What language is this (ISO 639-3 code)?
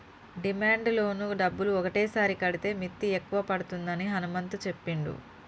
tel